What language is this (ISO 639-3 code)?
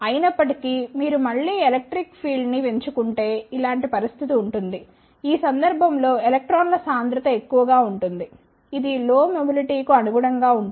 tel